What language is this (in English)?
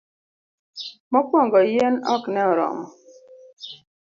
Luo (Kenya and Tanzania)